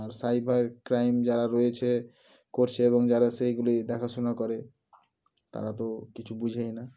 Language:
Bangla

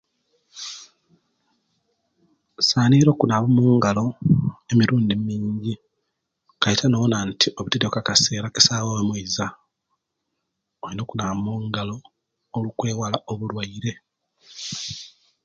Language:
Kenyi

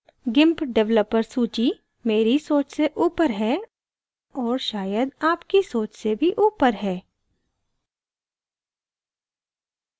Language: Hindi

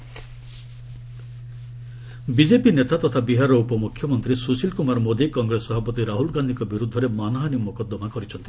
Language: Odia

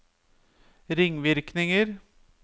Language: Norwegian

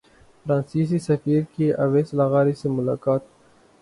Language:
Urdu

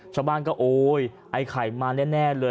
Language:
Thai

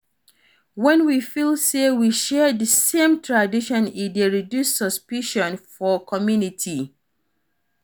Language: Nigerian Pidgin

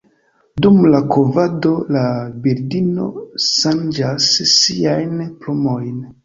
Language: Esperanto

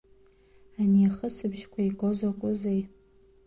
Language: Abkhazian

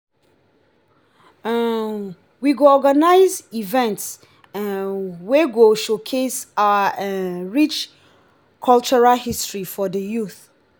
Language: Nigerian Pidgin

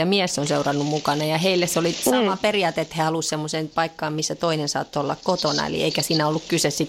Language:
Finnish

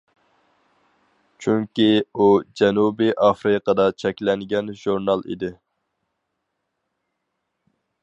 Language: Uyghur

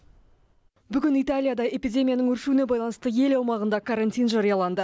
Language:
Kazakh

